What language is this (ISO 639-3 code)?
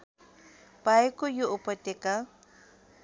nep